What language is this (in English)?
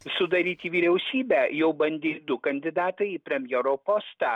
Lithuanian